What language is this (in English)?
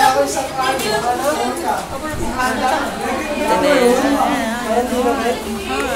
Filipino